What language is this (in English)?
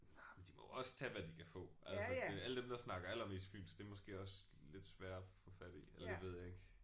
Danish